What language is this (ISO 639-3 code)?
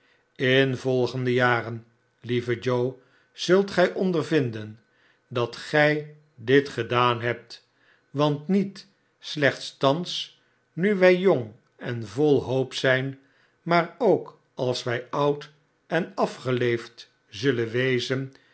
nld